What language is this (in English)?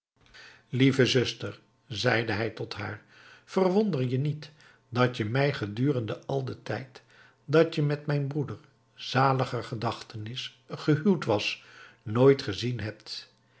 Dutch